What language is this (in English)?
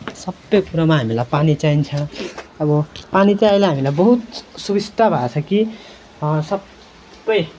Nepali